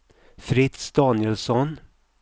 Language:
Swedish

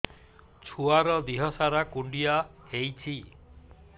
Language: Odia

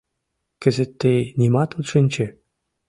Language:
Mari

